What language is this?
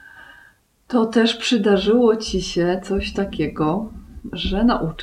Polish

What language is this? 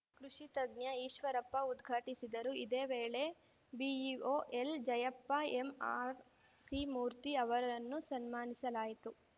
Kannada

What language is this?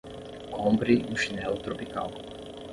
Portuguese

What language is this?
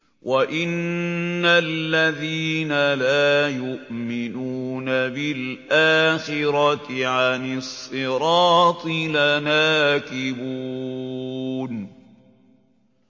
Arabic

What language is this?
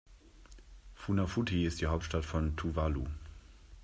German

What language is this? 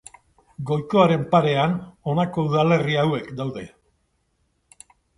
Basque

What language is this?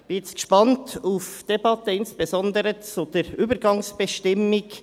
Swiss German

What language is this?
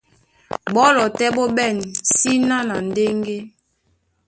Duala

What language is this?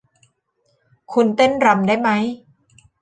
Thai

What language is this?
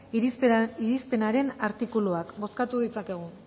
Basque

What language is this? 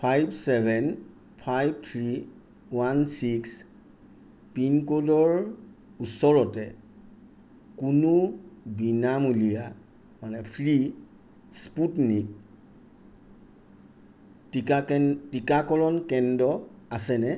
Assamese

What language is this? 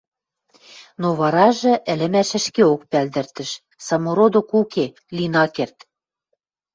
Western Mari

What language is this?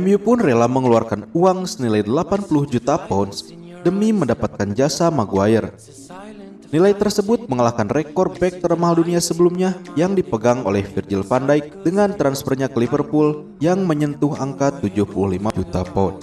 Indonesian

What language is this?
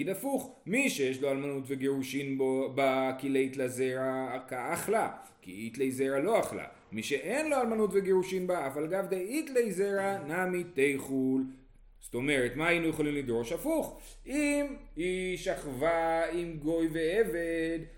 Hebrew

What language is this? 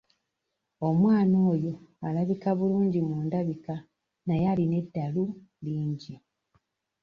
Ganda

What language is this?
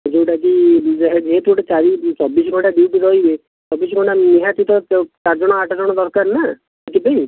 Odia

